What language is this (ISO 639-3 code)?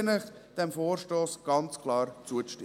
gsw